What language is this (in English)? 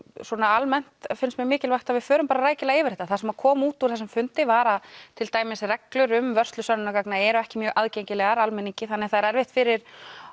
Icelandic